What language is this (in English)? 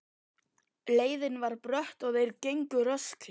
Icelandic